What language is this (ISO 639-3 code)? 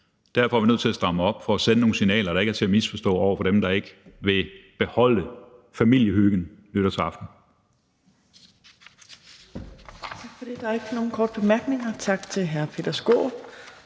dan